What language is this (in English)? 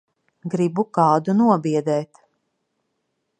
Latvian